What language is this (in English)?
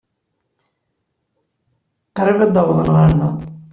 Kabyle